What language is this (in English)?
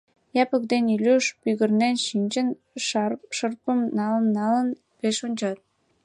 Mari